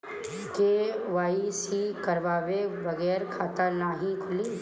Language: Bhojpuri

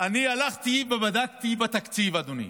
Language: Hebrew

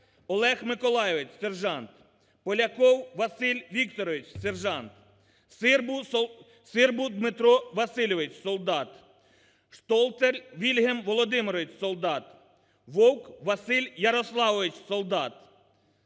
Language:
Ukrainian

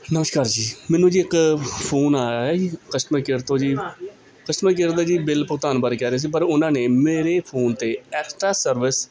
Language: Punjabi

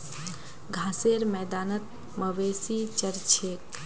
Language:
Magahi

